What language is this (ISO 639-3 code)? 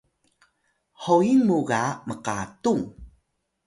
tay